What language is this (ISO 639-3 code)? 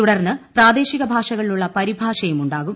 mal